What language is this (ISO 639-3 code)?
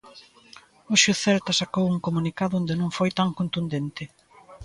glg